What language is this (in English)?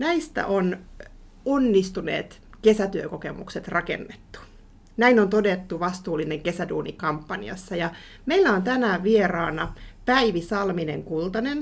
Finnish